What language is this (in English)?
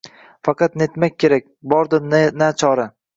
Uzbek